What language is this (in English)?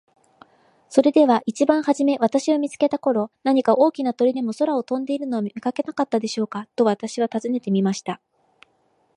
Japanese